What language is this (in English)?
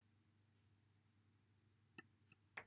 Welsh